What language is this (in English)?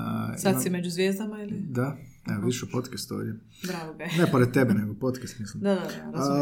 Croatian